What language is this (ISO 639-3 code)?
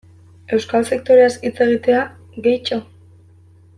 eus